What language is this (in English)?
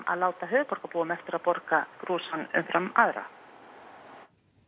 Icelandic